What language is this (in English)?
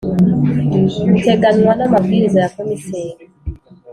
Kinyarwanda